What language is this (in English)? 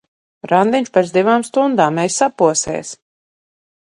Latvian